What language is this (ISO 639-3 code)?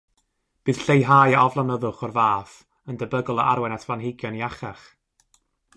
cym